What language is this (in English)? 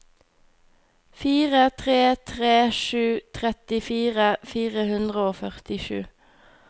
Norwegian